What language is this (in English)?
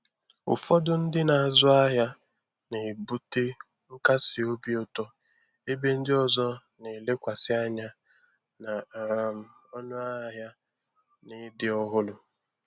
Igbo